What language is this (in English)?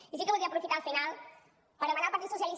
Catalan